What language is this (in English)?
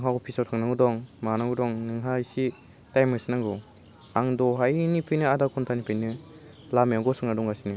Bodo